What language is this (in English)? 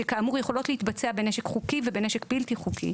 Hebrew